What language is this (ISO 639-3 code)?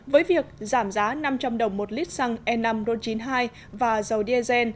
vie